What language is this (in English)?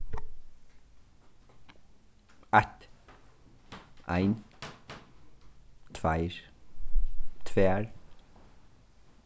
Faroese